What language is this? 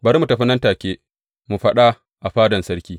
Hausa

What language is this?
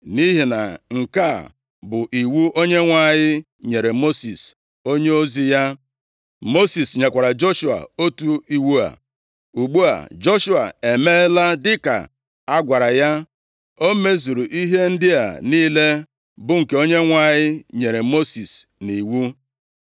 Igbo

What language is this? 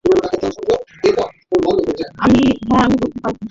Bangla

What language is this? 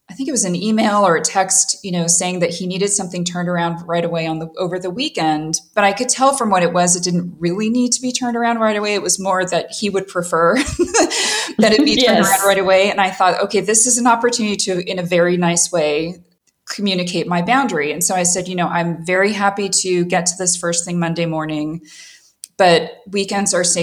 English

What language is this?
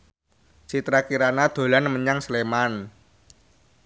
Javanese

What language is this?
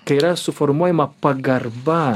Lithuanian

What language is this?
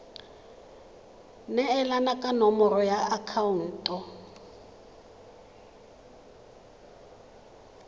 Tswana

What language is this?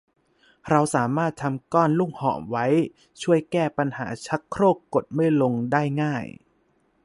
Thai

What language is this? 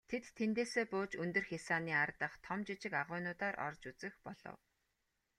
Mongolian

